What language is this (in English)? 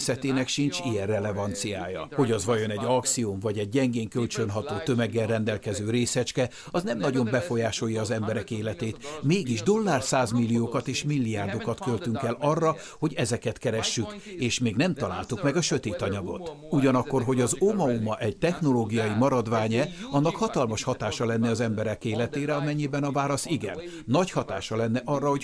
Hungarian